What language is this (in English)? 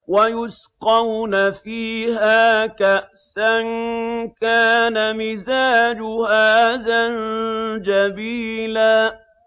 Arabic